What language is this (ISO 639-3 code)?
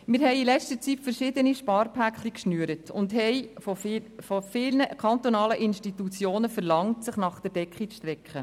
gsw